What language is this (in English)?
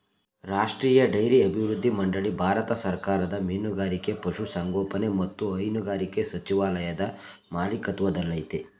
Kannada